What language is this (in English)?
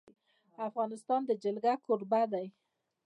Pashto